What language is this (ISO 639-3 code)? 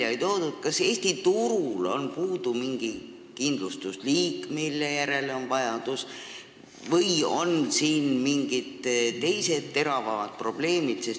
est